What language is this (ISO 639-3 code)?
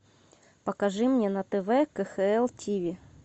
rus